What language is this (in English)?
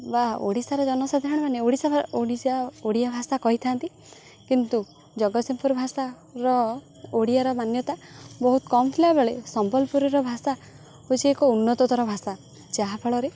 Odia